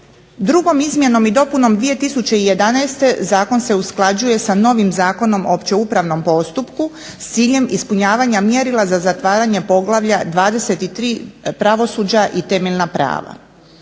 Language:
Croatian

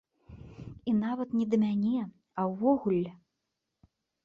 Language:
Belarusian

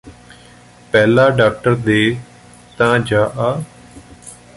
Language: Punjabi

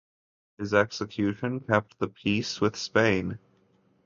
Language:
English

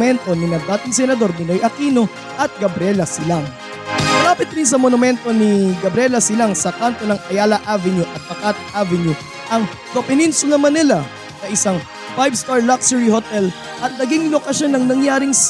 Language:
Filipino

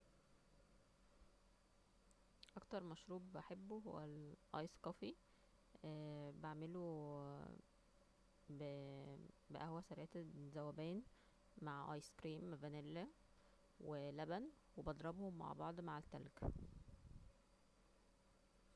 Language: Egyptian Arabic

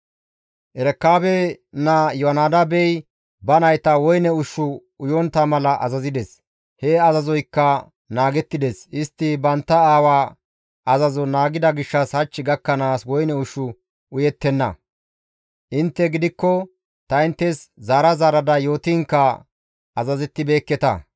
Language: Gamo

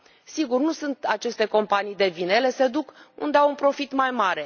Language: Romanian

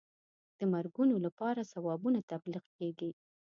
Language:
Pashto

